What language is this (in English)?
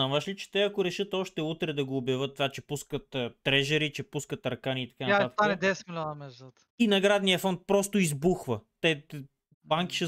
Bulgarian